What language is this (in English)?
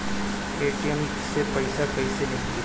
Bhojpuri